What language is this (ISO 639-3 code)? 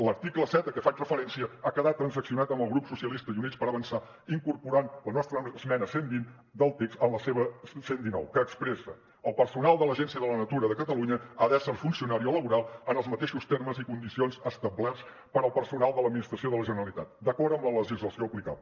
cat